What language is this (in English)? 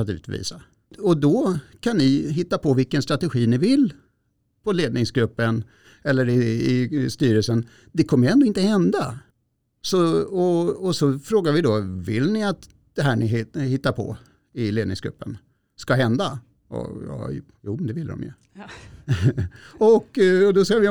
Swedish